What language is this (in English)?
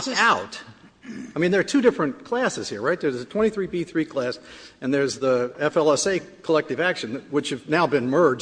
English